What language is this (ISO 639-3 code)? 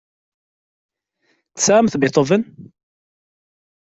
kab